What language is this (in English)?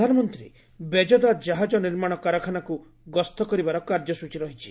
Odia